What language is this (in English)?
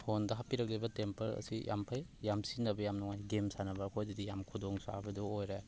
Manipuri